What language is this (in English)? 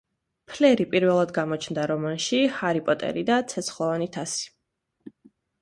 Georgian